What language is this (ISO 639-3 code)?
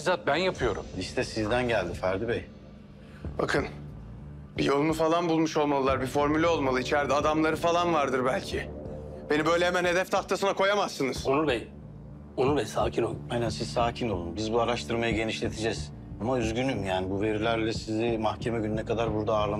tur